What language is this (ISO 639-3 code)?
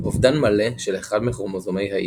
heb